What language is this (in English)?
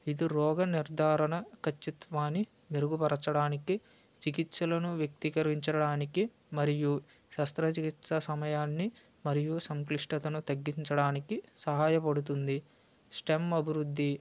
Telugu